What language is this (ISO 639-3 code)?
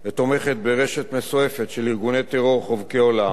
heb